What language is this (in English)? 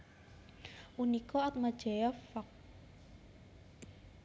Javanese